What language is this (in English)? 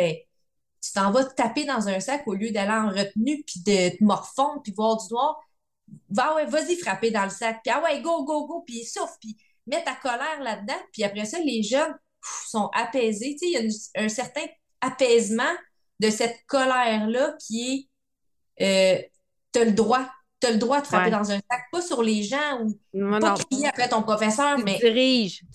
French